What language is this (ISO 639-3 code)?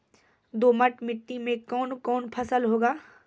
mai